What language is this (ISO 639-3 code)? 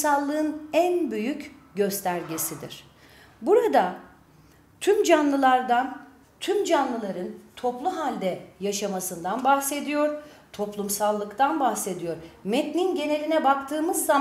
tur